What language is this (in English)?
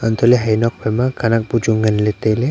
Wancho Naga